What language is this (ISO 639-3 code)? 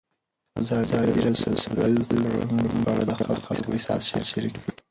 pus